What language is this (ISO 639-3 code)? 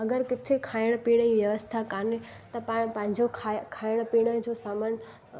snd